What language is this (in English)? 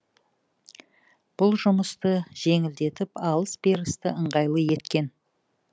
Kazakh